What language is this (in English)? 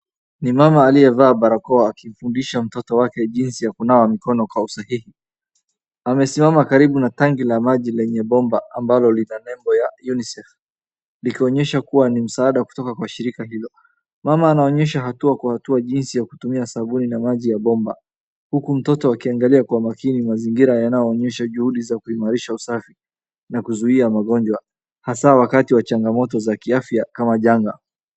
Swahili